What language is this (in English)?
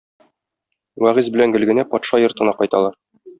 Tatar